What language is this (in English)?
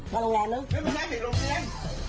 Thai